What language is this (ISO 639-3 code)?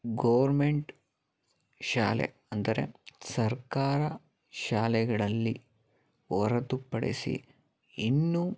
kan